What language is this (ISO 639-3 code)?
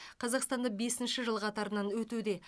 kaz